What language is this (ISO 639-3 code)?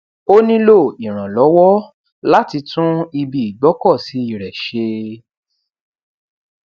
yor